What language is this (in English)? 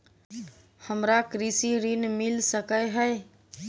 Maithili